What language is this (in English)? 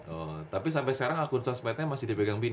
Indonesian